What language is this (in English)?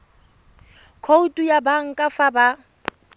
Tswana